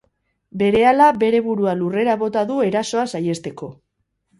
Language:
Basque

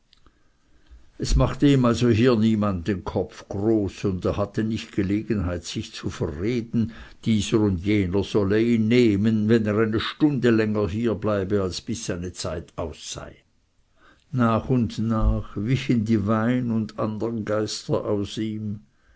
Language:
German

